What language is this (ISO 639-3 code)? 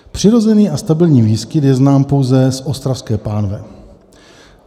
ces